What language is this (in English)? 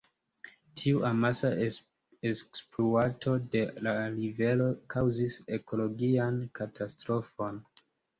Esperanto